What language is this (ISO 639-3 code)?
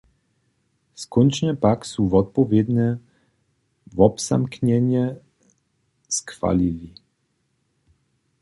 hsb